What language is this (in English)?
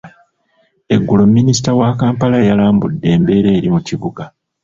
Ganda